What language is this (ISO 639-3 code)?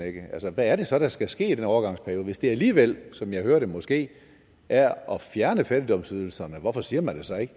dan